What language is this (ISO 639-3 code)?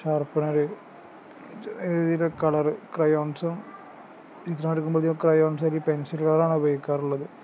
mal